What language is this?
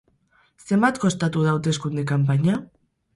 Basque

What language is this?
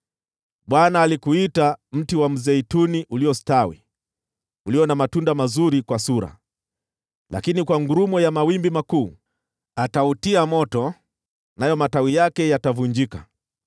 Swahili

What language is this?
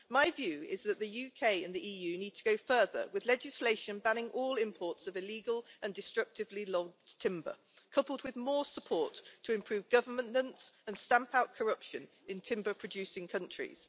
English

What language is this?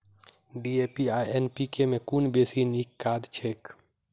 Maithili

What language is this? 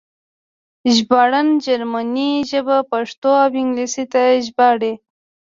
Pashto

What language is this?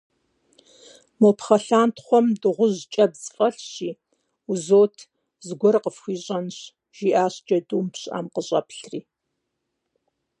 Kabardian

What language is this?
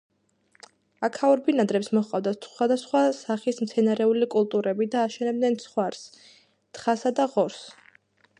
Georgian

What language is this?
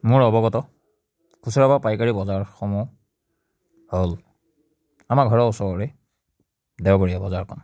Assamese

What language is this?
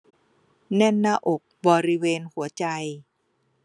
Thai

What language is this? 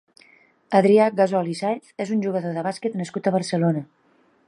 Catalan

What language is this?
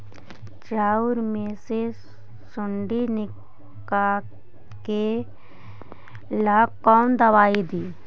Magahi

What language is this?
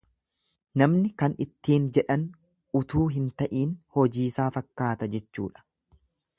Oromo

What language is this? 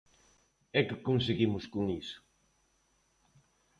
Galician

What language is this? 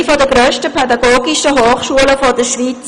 Swiss German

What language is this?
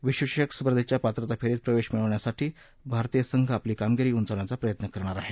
Marathi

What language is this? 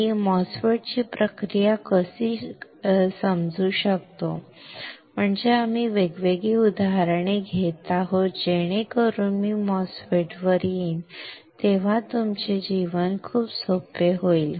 Marathi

